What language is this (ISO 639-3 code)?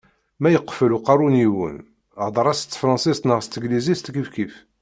kab